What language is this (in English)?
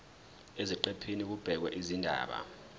Zulu